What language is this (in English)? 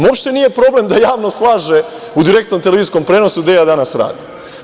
Serbian